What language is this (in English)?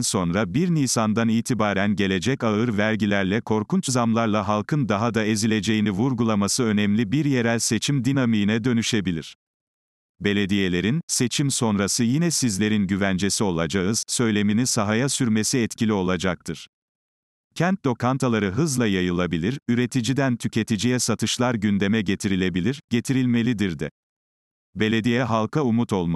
Turkish